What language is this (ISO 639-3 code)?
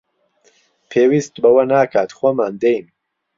ckb